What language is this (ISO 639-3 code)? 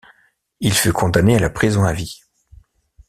fra